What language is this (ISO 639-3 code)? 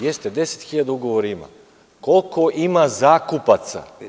srp